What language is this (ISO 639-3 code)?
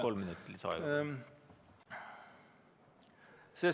est